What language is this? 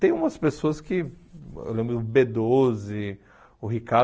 Portuguese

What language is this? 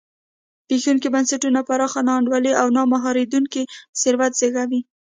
Pashto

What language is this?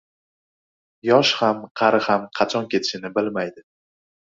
Uzbek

